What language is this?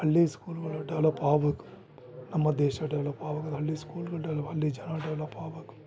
Kannada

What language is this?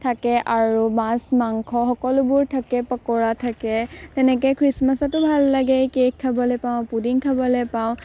Assamese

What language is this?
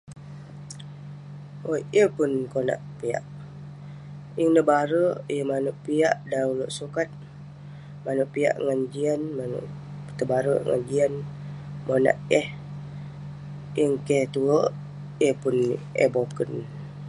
Western Penan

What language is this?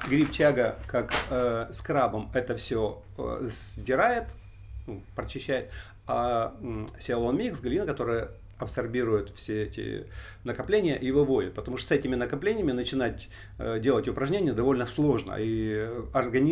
Russian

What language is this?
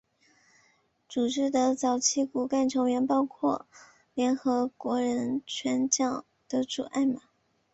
Chinese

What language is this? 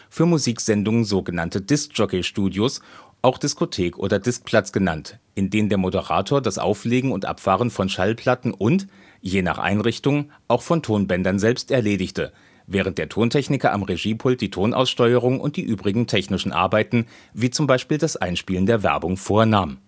German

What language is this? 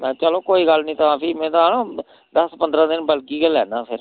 Dogri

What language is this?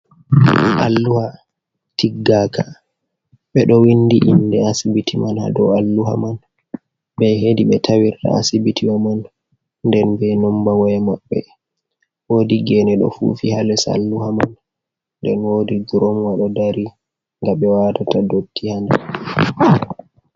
Fula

